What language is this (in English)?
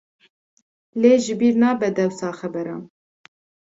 Kurdish